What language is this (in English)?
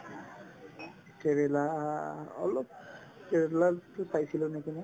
Assamese